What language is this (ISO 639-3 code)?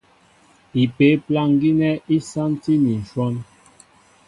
mbo